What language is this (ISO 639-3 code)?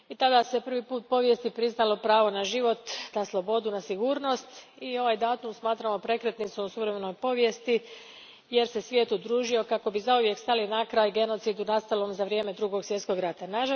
hrv